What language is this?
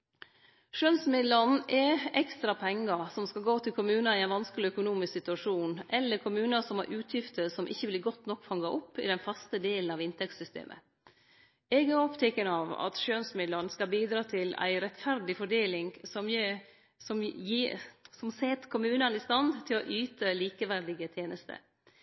Norwegian Nynorsk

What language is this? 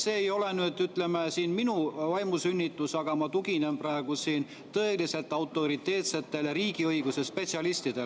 Estonian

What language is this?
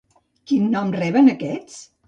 Catalan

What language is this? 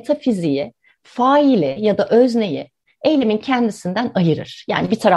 Turkish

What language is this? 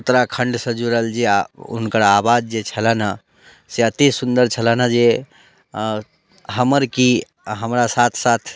Maithili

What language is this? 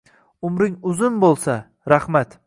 Uzbek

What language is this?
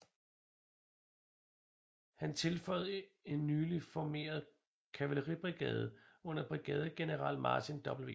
Danish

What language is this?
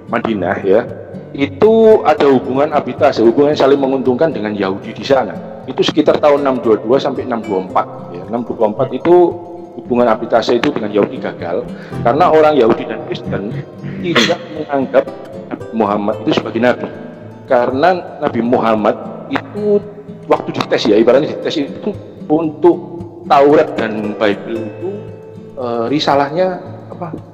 Indonesian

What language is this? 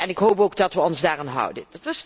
Dutch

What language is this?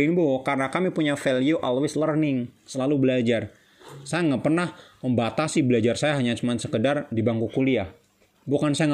Indonesian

